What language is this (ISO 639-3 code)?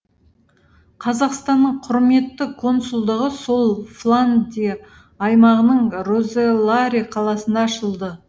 kaz